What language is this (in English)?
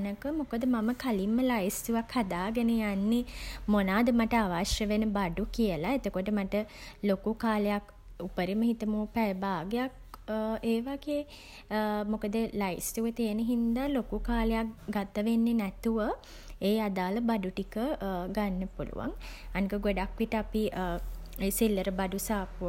Sinhala